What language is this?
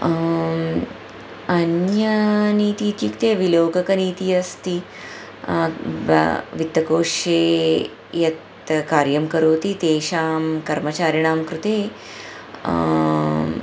Sanskrit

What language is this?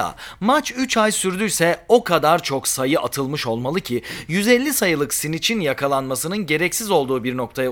Turkish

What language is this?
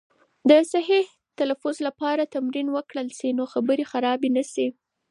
Pashto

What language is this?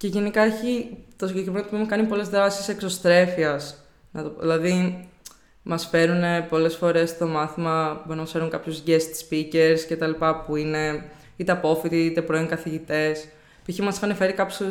Greek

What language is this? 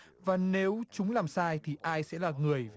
Vietnamese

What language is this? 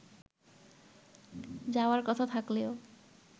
Bangla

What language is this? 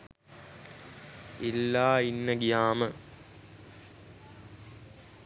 Sinhala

